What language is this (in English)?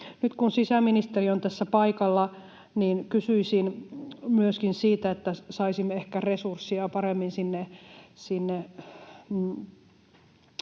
Finnish